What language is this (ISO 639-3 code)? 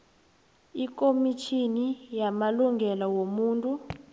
nbl